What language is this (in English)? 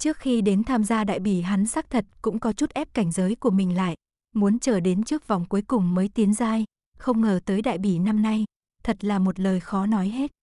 Vietnamese